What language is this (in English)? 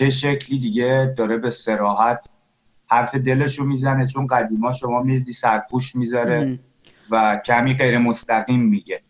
Persian